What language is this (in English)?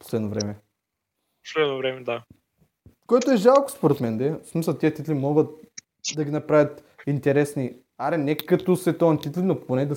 Bulgarian